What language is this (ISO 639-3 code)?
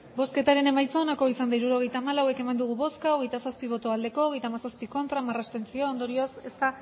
eus